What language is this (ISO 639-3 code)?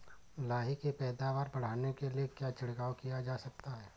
hin